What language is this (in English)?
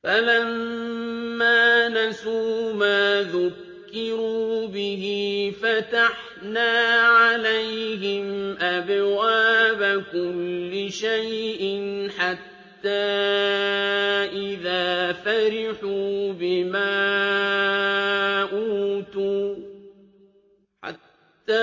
Arabic